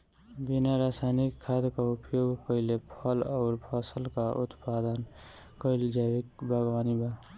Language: Bhojpuri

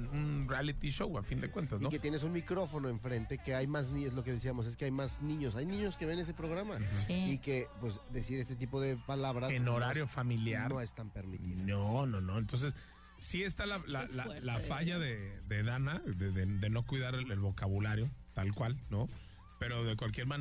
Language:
Spanish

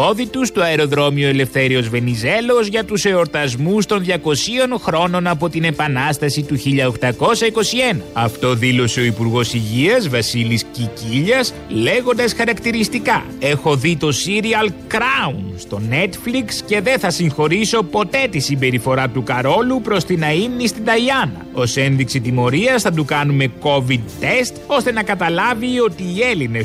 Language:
Greek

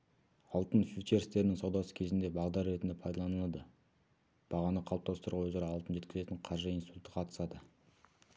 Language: Kazakh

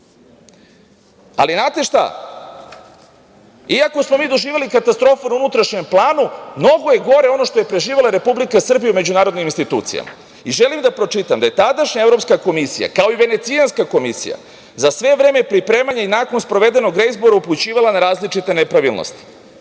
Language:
Serbian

